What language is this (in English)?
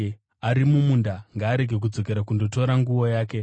Shona